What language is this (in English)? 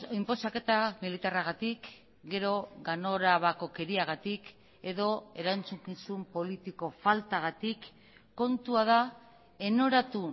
Basque